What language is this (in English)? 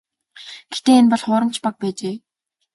Mongolian